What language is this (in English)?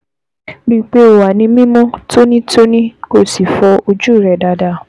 Yoruba